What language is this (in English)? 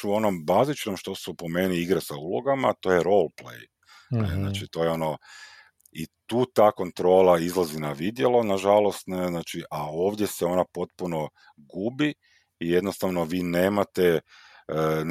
Croatian